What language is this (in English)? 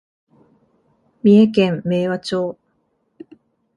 Japanese